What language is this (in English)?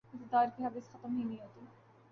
Urdu